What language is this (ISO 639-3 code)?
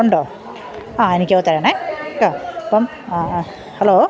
mal